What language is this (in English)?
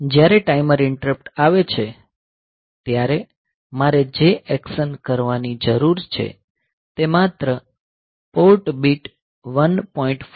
Gujarati